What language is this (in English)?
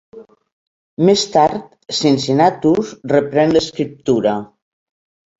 Catalan